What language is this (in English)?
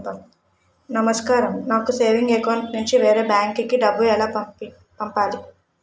Telugu